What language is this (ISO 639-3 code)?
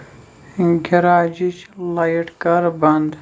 kas